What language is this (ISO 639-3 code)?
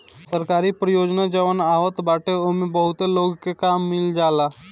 bho